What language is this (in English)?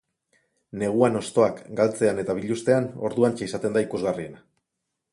Basque